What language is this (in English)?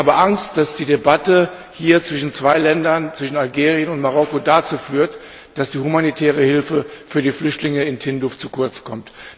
German